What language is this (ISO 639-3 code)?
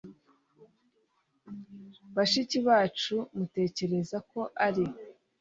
kin